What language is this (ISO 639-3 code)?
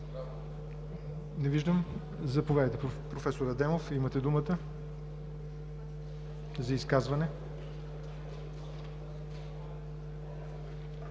bul